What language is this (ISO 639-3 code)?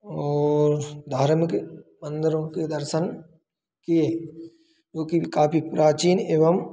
hin